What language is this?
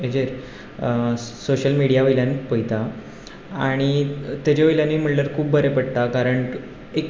Konkani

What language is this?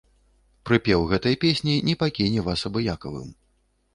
Belarusian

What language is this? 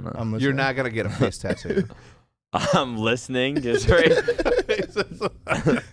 English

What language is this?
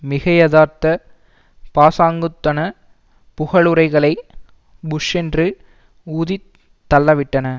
Tamil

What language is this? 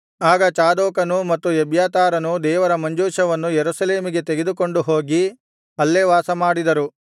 Kannada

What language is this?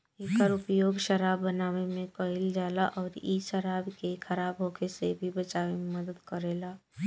Bhojpuri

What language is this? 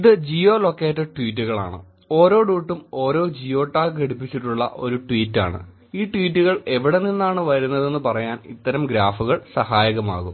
Malayalam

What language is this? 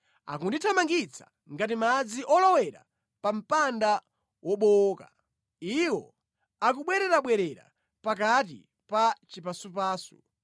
Nyanja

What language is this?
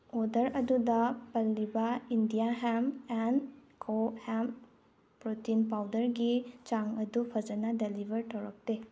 Manipuri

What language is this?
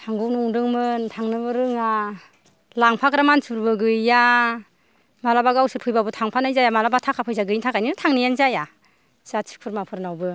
Bodo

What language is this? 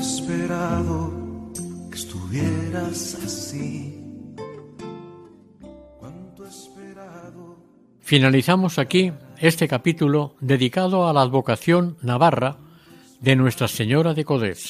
Spanish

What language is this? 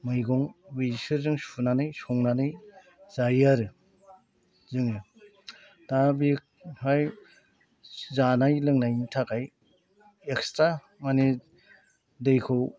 Bodo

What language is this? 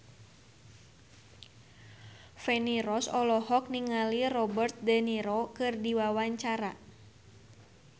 Sundanese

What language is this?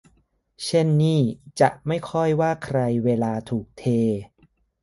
Thai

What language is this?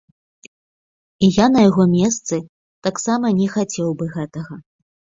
Belarusian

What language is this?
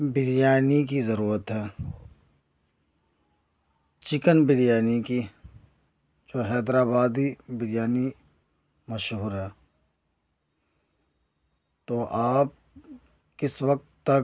Urdu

